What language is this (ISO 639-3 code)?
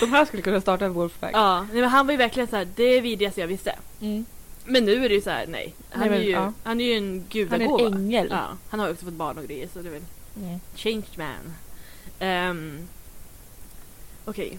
swe